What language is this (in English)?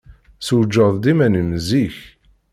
Kabyle